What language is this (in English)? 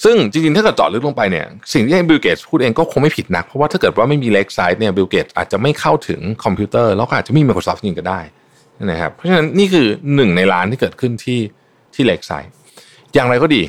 Thai